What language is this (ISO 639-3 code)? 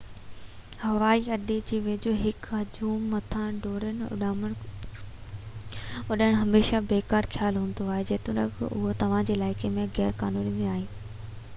snd